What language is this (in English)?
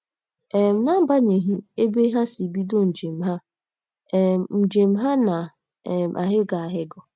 Igbo